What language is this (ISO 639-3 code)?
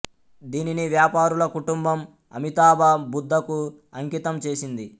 tel